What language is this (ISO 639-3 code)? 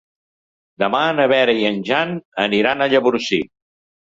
cat